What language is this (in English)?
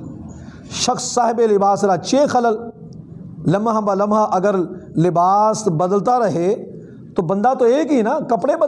Urdu